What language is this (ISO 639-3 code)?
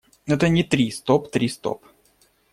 rus